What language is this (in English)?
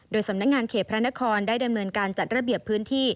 Thai